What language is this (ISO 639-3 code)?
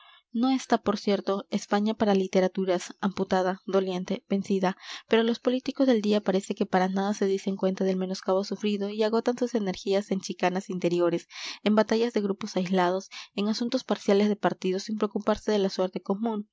spa